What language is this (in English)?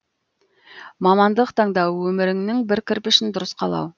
Kazakh